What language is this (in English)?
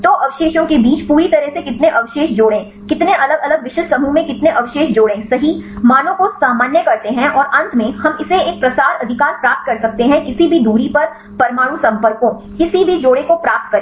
Hindi